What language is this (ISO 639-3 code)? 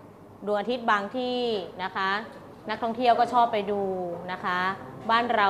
tha